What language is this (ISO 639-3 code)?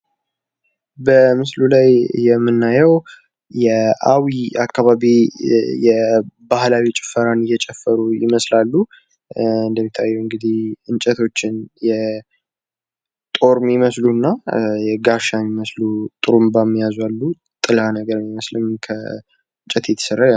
amh